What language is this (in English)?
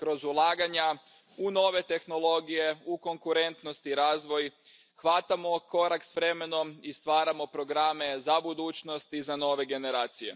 Croatian